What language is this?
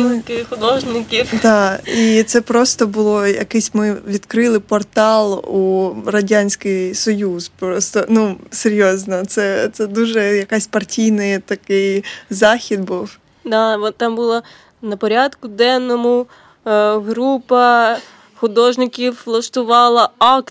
Ukrainian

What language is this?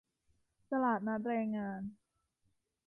Thai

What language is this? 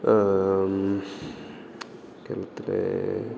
Malayalam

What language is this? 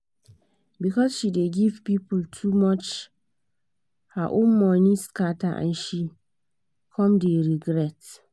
Nigerian Pidgin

